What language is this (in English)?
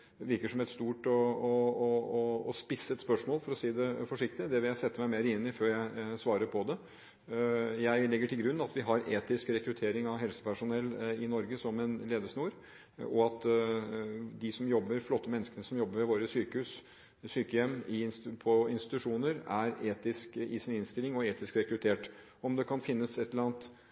Norwegian Bokmål